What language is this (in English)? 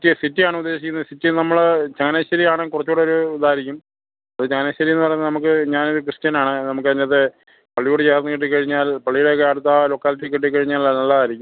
Malayalam